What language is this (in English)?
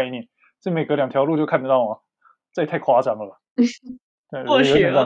Chinese